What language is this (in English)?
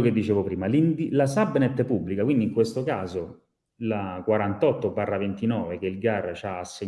Italian